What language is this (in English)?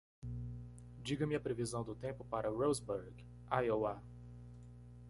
Portuguese